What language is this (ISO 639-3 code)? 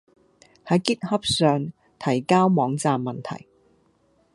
yue